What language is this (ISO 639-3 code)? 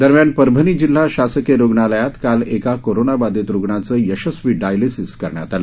mar